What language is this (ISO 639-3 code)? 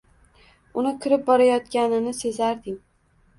uzb